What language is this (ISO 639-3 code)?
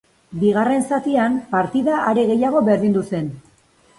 eus